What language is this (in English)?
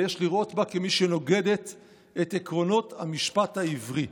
Hebrew